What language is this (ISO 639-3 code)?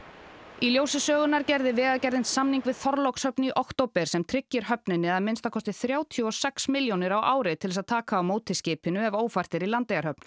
isl